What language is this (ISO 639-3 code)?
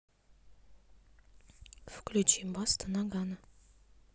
rus